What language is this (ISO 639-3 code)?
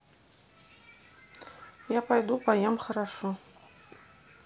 rus